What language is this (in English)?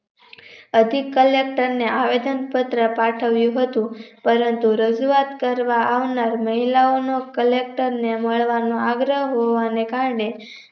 Gujarati